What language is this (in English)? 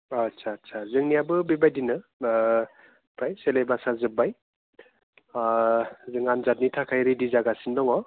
Bodo